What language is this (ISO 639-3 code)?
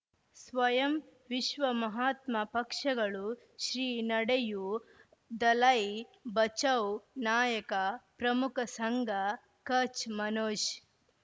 kan